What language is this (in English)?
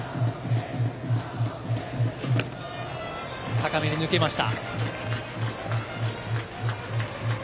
Japanese